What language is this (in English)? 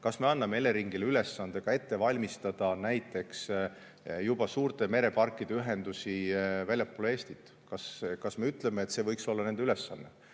Estonian